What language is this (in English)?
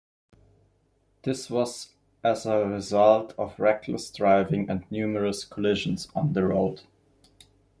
English